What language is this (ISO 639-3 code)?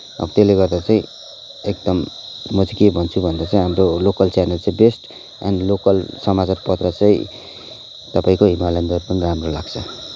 nep